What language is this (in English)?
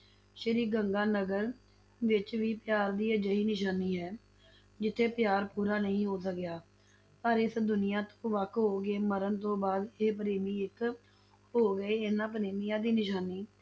Punjabi